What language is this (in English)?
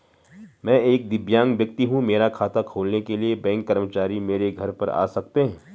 Hindi